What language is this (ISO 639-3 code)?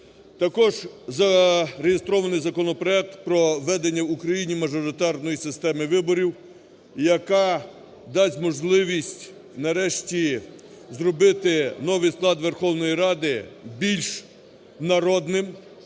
ukr